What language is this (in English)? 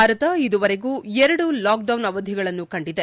Kannada